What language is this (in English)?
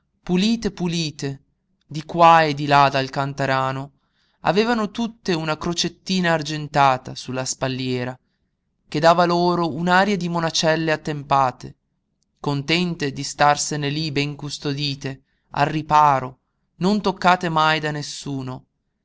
Italian